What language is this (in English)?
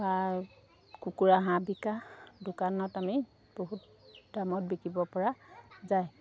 Assamese